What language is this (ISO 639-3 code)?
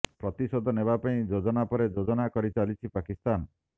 ori